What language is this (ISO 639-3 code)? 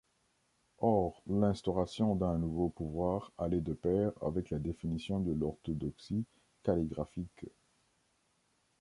fra